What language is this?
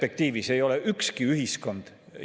Estonian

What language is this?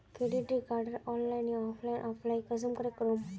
Magahi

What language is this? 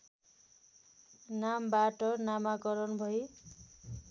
Nepali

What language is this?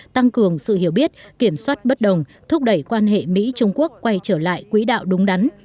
Vietnamese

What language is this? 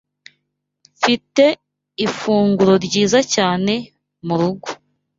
Kinyarwanda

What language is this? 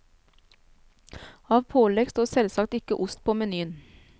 Norwegian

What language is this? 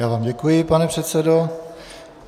Czech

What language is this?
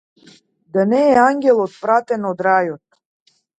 Macedonian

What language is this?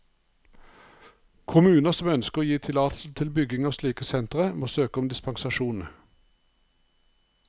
Norwegian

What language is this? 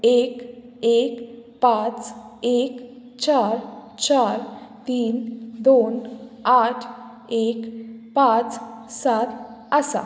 Konkani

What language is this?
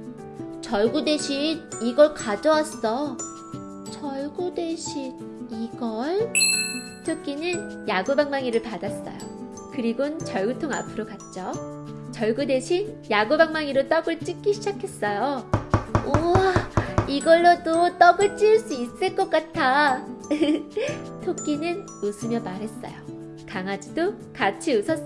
Korean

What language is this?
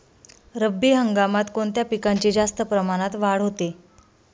Marathi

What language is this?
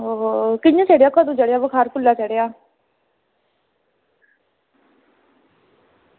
Dogri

